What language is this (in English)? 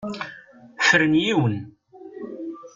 Kabyle